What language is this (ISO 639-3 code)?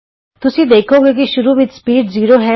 pan